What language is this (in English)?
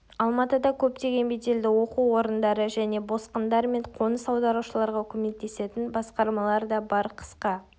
Kazakh